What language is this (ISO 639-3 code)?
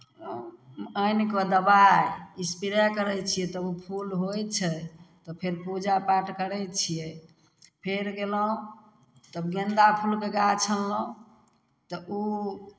mai